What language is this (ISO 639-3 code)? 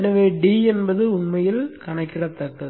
tam